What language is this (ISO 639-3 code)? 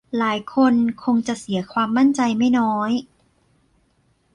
tha